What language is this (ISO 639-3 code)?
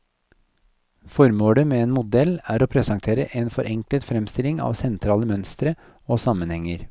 nor